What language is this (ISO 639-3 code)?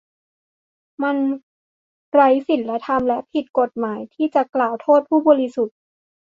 tha